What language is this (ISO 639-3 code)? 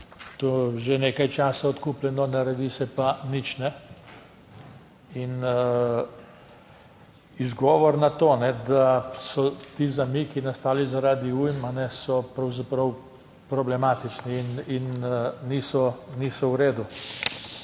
slv